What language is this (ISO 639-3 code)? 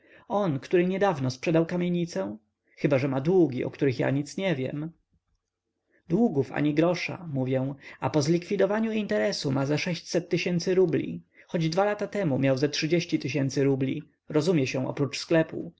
pol